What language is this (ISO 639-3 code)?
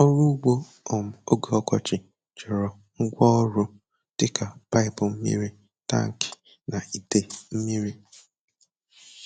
ibo